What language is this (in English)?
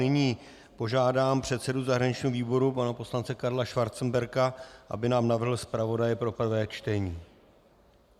Czech